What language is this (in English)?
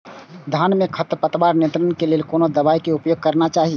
Maithili